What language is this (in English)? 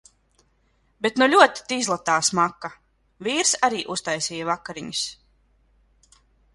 Latvian